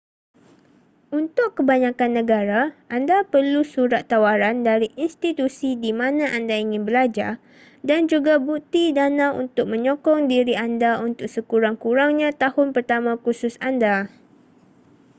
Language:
Malay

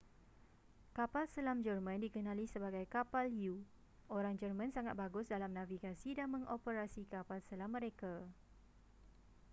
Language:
Malay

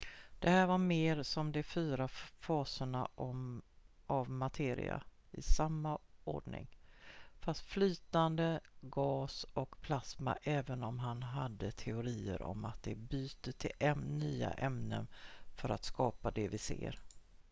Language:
Swedish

